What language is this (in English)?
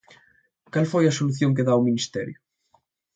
Galician